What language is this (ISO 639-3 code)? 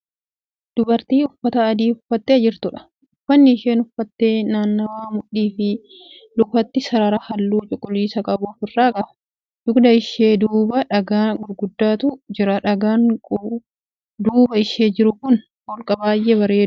orm